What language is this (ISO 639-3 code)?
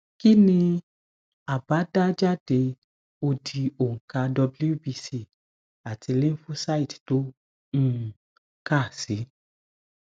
yor